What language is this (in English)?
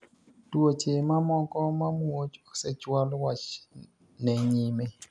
Luo (Kenya and Tanzania)